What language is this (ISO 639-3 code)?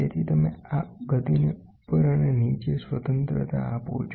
guj